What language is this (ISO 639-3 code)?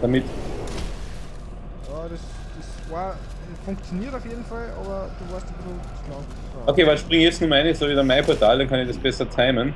deu